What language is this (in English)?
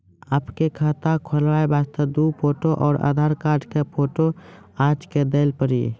Maithili